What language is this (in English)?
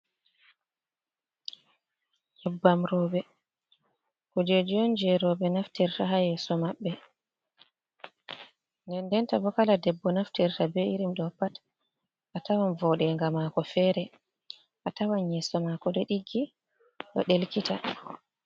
Fula